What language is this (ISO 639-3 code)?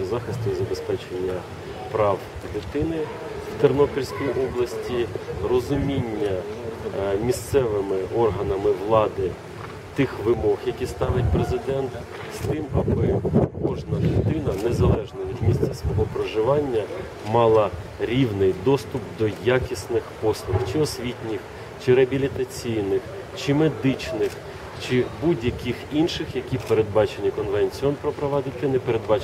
ukr